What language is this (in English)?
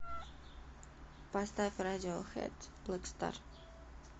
Russian